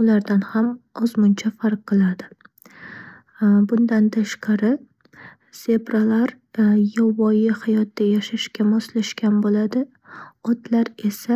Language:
Uzbek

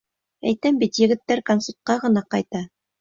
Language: Bashkir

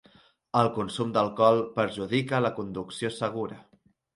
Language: Catalan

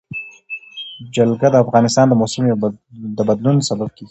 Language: Pashto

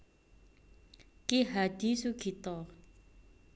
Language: Javanese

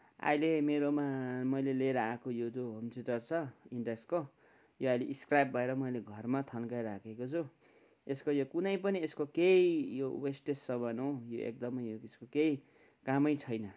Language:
Nepali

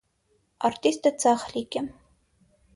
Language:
Armenian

